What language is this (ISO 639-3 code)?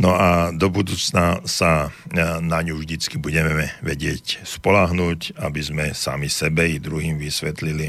slk